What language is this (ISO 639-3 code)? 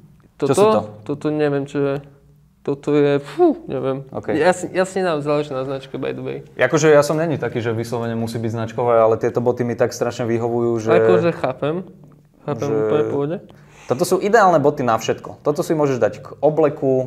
slk